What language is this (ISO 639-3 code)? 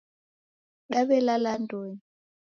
dav